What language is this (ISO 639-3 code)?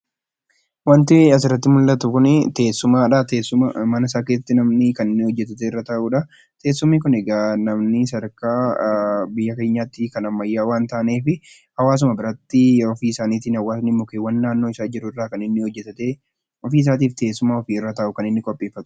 orm